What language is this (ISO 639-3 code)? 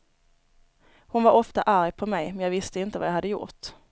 swe